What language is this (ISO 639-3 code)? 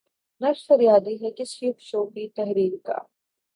urd